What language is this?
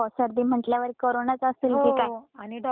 Marathi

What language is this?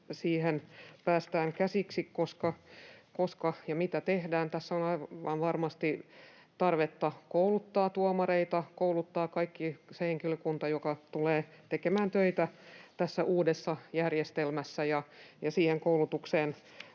Finnish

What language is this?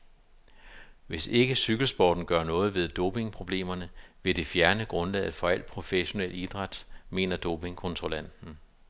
Danish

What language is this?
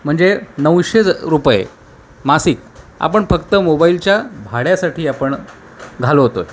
Marathi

